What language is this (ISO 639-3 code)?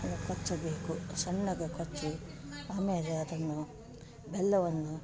kan